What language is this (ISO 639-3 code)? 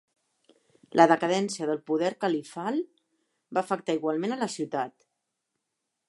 cat